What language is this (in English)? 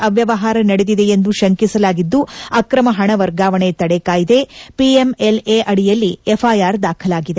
Kannada